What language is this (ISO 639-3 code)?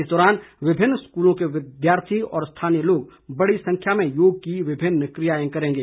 hin